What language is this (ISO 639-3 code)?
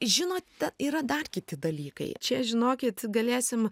lit